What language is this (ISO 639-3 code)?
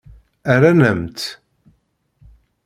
kab